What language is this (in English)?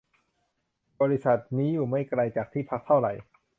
Thai